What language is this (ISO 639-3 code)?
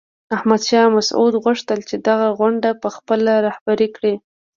pus